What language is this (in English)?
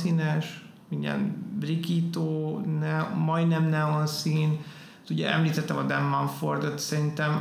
Hungarian